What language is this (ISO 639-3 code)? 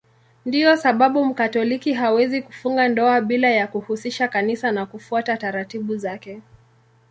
swa